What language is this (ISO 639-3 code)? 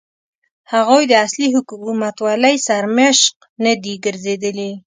pus